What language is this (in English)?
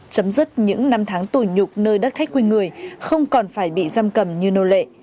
Vietnamese